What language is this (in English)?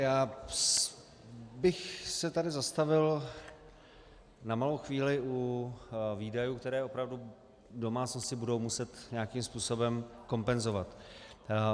Czech